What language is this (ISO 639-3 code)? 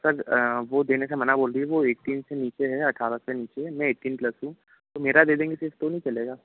hin